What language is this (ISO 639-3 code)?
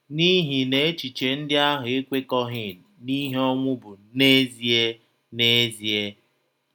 ibo